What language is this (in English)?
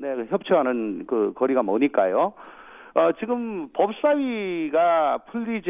Korean